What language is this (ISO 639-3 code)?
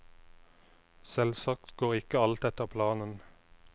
nor